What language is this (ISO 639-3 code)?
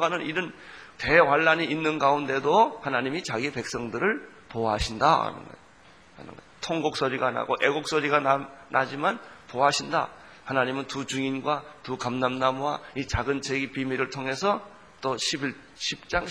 kor